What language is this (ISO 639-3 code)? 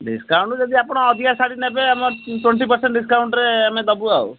ori